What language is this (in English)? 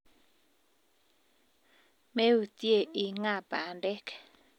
Kalenjin